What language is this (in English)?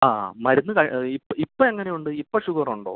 Malayalam